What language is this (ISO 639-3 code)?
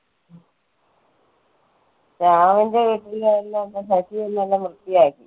mal